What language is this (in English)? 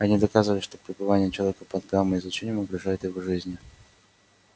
Russian